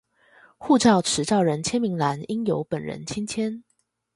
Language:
Chinese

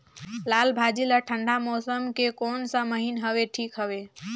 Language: Chhattisgarhi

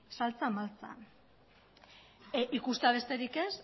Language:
Basque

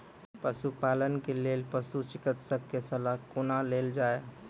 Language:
Maithili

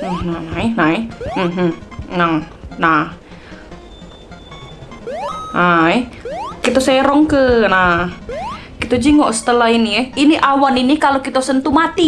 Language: Indonesian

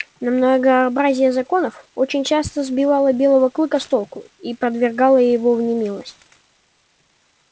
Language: Russian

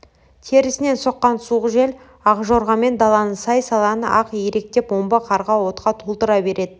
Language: Kazakh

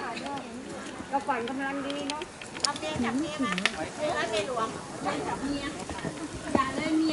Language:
Thai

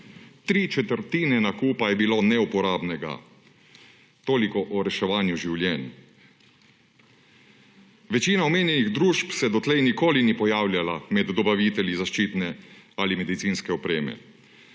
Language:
Slovenian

